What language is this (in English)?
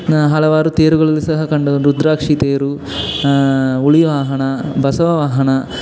Kannada